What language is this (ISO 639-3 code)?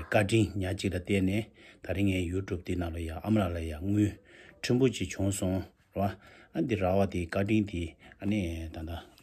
kor